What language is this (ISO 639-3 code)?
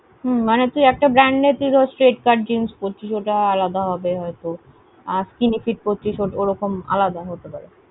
ben